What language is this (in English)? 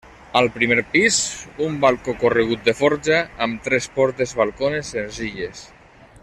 Catalan